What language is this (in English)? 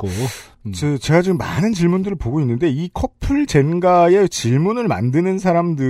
Korean